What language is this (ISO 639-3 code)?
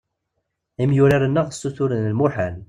kab